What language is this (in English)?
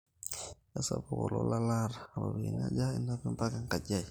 Masai